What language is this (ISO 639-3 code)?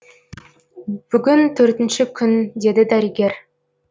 kaz